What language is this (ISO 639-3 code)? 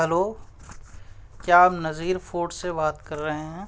urd